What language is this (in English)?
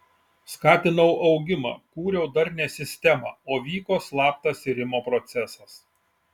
Lithuanian